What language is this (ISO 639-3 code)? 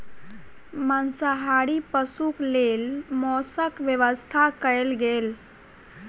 mai